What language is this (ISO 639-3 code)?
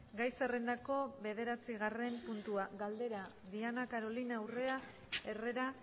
eus